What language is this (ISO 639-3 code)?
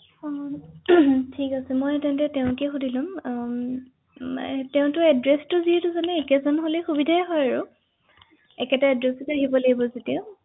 asm